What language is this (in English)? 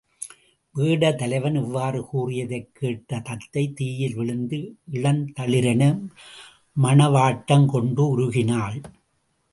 Tamil